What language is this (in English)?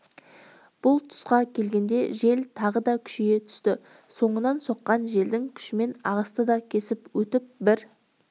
Kazakh